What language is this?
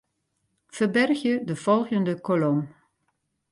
Western Frisian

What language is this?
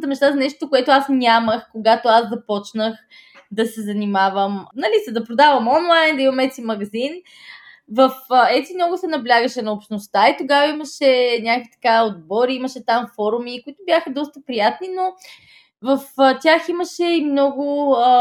Bulgarian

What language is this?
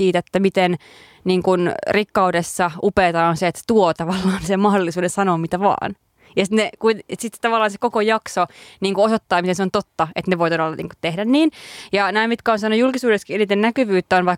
Finnish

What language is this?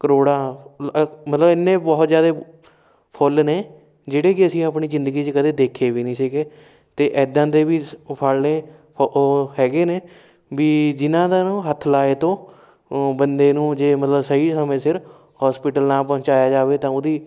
Punjabi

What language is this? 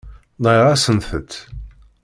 Kabyle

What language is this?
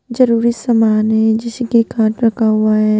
Hindi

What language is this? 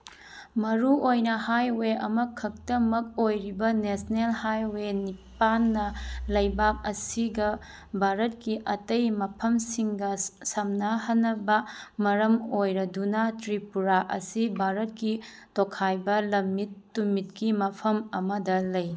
Manipuri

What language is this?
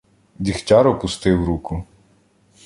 Ukrainian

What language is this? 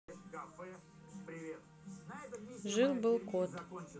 Russian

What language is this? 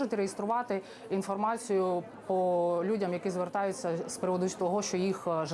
Ukrainian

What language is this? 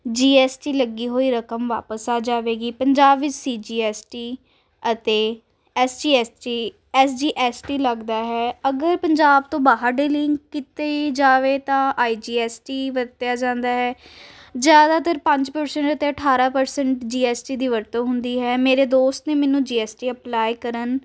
Punjabi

